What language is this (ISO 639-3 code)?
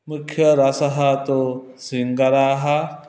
san